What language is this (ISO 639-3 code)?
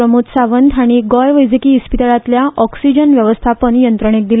kok